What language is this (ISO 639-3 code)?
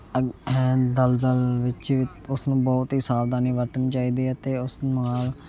pan